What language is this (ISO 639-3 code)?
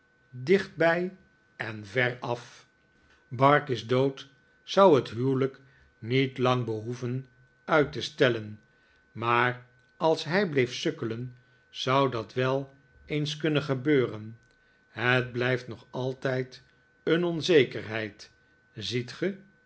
nld